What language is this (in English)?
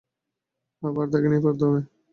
Bangla